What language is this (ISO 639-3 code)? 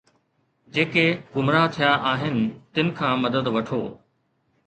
snd